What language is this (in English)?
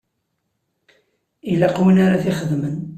Kabyle